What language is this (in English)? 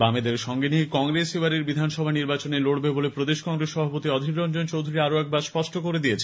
Bangla